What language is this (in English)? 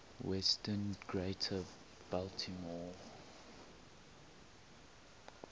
English